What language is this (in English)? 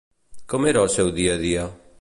Catalan